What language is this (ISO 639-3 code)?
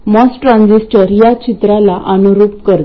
mar